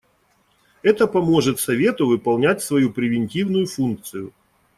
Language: Russian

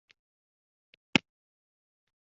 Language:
Uzbek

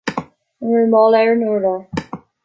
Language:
Irish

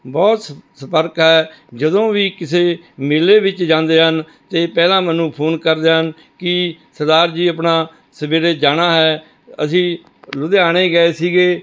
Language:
Punjabi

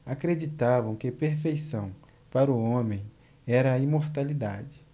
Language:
Portuguese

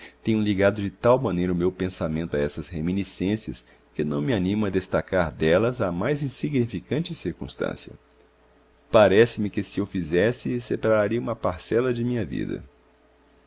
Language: Portuguese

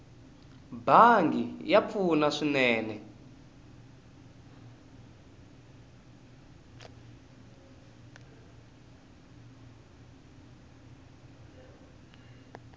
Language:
Tsonga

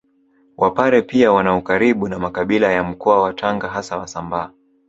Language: Swahili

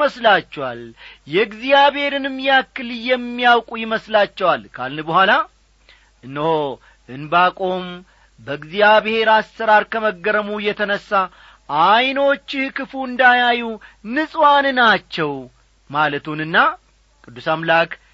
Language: Amharic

